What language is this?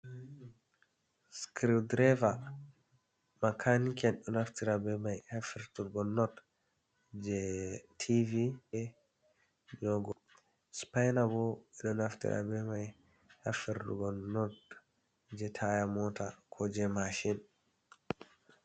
Fula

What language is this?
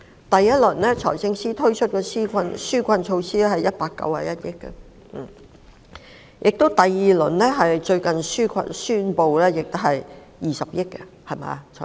Cantonese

